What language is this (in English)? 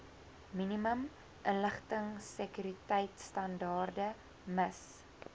Afrikaans